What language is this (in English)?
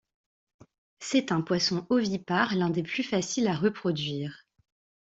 French